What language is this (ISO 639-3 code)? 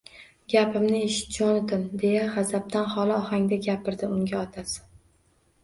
uzb